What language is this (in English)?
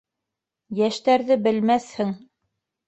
Bashkir